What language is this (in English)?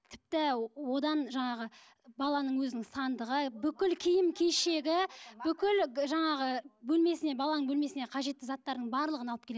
Kazakh